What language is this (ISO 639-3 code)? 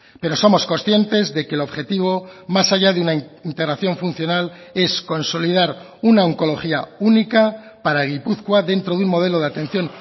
spa